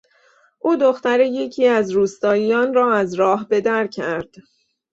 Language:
Persian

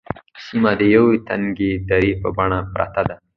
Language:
Pashto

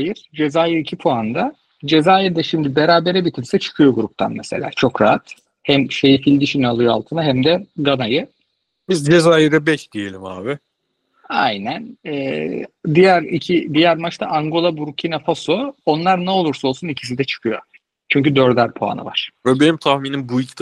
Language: Turkish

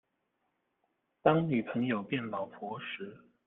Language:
Chinese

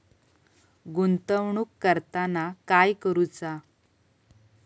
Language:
Marathi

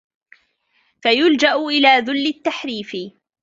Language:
Arabic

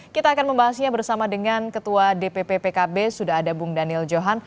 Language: Indonesian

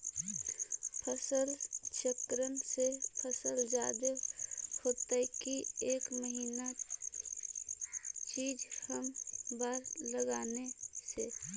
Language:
Magahi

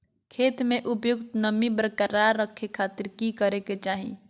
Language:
Magahi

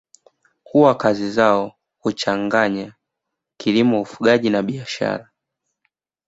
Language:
Swahili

